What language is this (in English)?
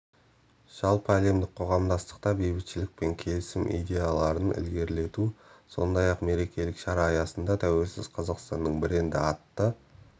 Kazakh